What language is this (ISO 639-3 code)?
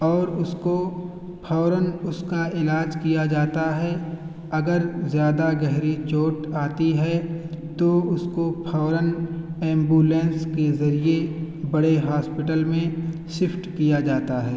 urd